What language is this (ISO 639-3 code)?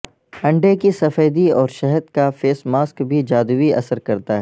urd